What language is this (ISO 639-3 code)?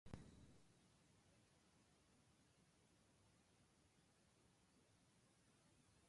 jpn